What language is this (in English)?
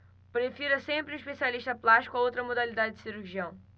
Portuguese